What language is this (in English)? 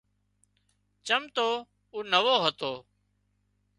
Wadiyara Koli